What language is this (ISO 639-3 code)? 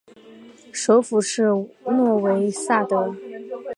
zho